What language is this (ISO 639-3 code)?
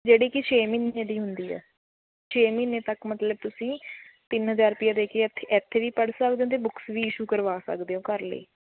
pan